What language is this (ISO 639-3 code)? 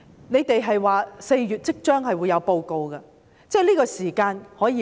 yue